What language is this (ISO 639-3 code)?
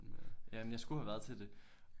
dan